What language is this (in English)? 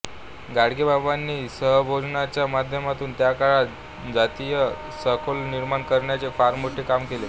Marathi